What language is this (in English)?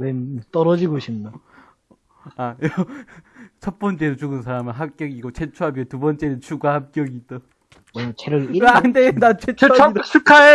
Korean